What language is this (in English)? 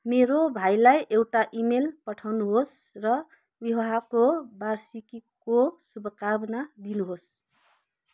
Nepali